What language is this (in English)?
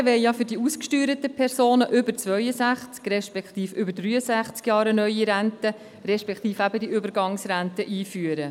Swiss German